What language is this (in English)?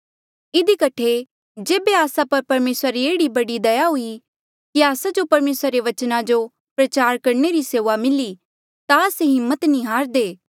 Mandeali